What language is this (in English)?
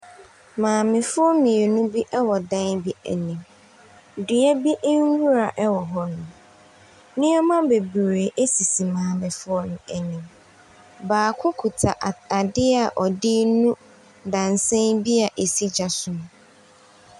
Akan